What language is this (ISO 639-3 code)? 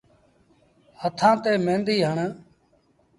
sbn